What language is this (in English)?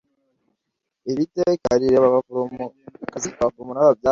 Kinyarwanda